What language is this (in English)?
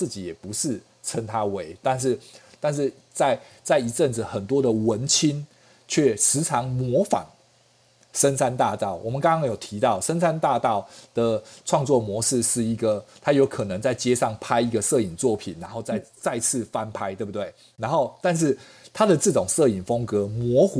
Chinese